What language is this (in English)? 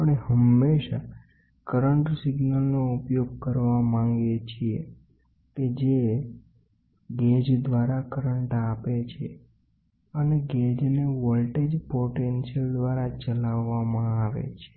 Gujarati